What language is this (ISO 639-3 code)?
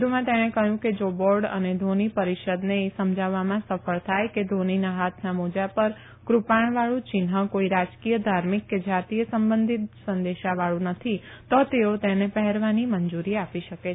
guj